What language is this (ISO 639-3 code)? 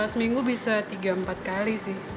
ind